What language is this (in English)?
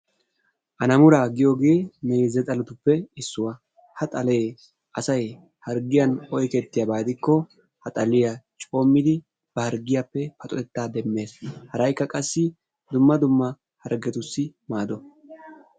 Wolaytta